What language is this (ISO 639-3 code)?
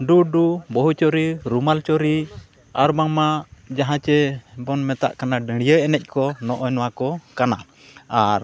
sat